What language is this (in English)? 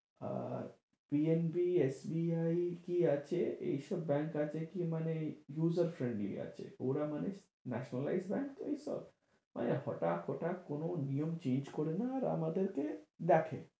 Bangla